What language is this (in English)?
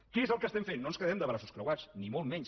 Catalan